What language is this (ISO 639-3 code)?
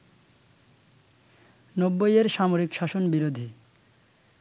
ben